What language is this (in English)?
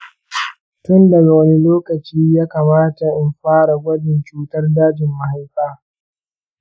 Hausa